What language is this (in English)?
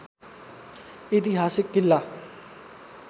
Nepali